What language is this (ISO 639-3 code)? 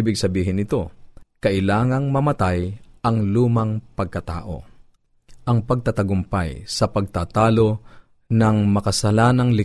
fil